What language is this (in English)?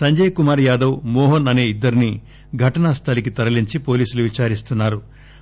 Telugu